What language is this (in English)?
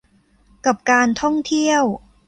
Thai